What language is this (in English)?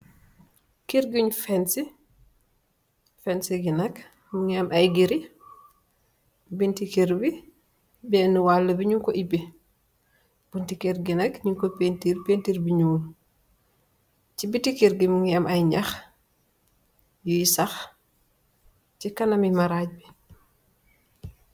Wolof